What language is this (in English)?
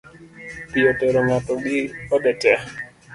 Luo (Kenya and Tanzania)